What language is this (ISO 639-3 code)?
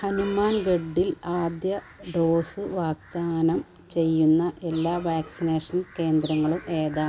mal